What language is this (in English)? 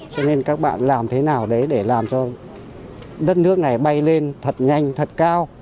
Vietnamese